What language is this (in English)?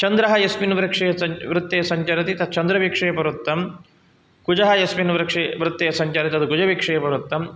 Sanskrit